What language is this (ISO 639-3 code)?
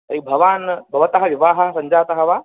san